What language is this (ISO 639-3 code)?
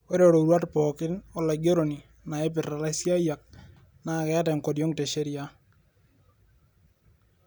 mas